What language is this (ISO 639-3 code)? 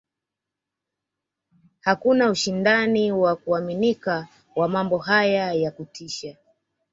swa